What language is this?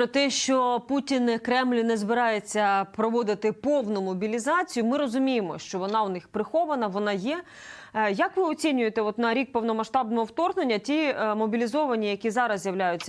Ukrainian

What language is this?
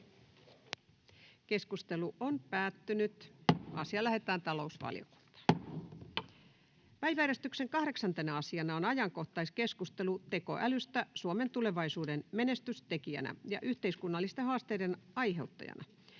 Finnish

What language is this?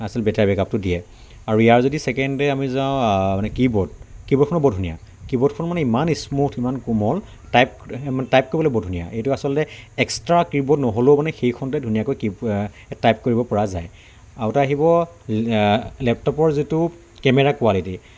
Assamese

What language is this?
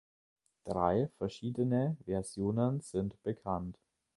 German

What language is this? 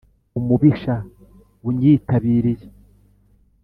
Kinyarwanda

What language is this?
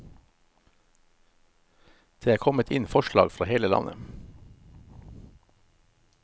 Norwegian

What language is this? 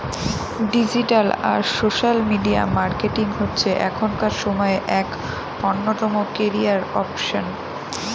Bangla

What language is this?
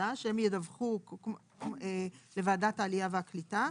Hebrew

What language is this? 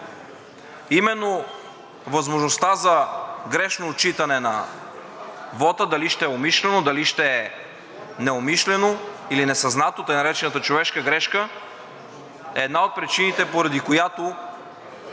Bulgarian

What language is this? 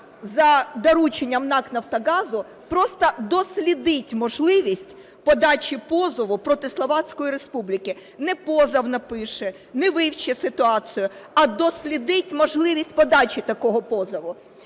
Ukrainian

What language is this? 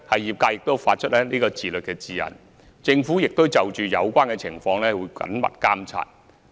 Cantonese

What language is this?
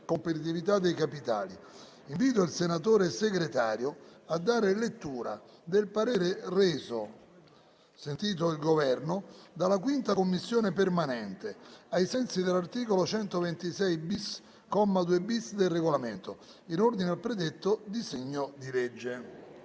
Italian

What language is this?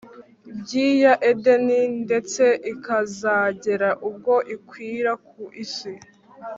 Kinyarwanda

